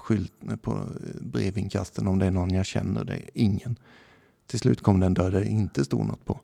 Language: Swedish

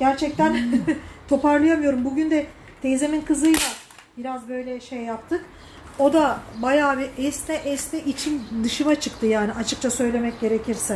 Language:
Turkish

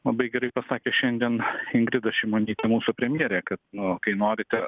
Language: Lithuanian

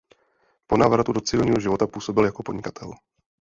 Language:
Czech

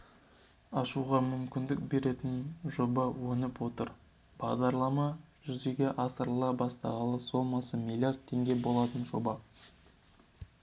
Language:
Kazakh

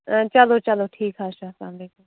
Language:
Kashmiri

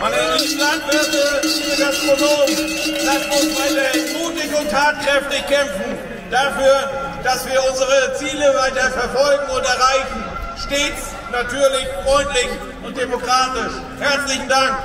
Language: German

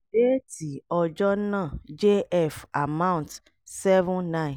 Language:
Yoruba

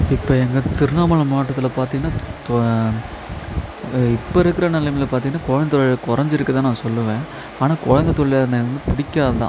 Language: Tamil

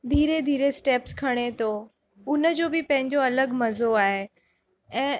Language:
Sindhi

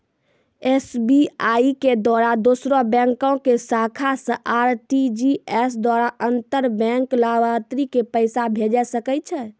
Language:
Maithili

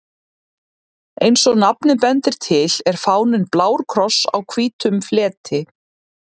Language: Icelandic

